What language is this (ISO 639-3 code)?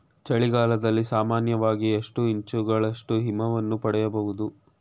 kan